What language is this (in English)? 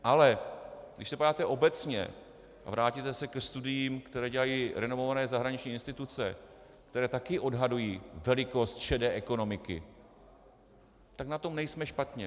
Czech